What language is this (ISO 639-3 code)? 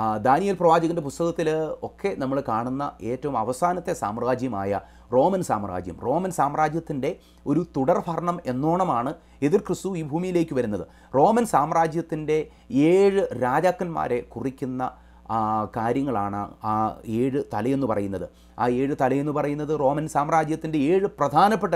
ron